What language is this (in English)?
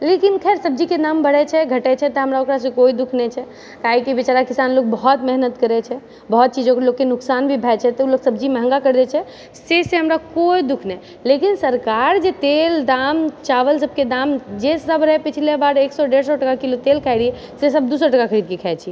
Maithili